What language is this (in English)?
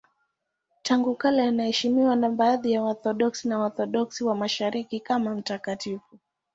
Swahili